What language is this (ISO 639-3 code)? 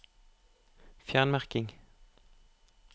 nor